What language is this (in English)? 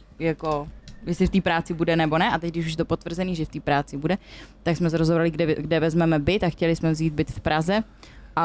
Czech